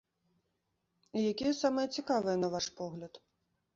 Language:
Belarusian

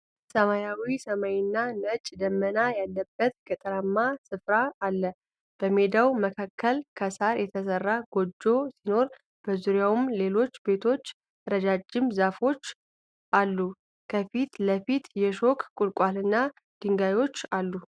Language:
Amharic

